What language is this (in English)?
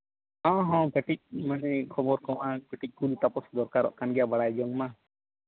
Santali